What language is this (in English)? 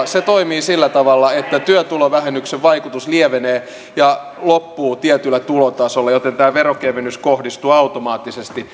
Finnish